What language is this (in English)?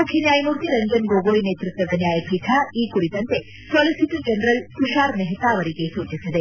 Kannada